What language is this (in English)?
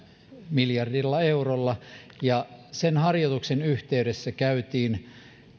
Finnish